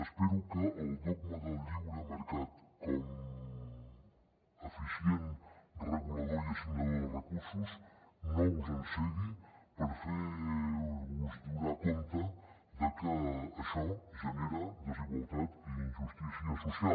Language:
Catalan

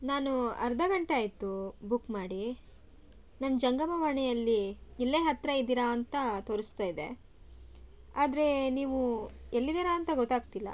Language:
Kannada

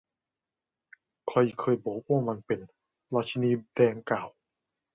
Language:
Thai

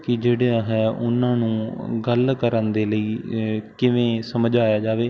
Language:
Punjabi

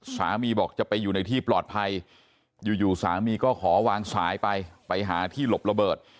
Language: Thai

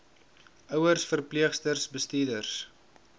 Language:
Afrikaans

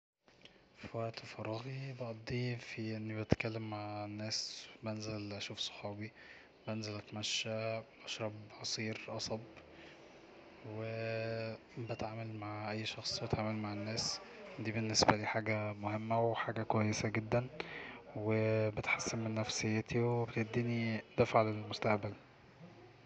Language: Egyptian Arabic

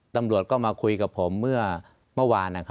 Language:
Thai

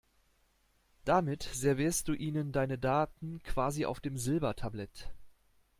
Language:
German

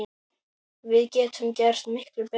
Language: Icelandic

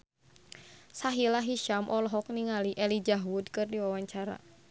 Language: Sundanese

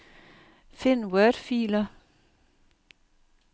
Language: Danish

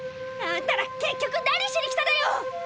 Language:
Japanese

